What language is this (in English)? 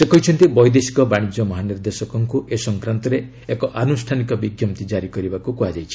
Odia